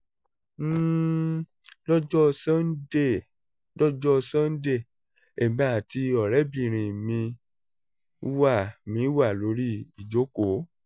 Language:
Yoruba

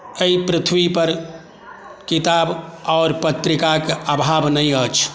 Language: Maithili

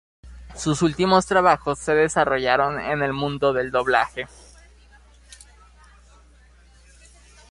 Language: Spanish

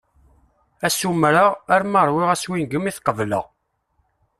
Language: Kabyle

